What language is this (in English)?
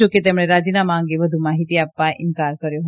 Gujarati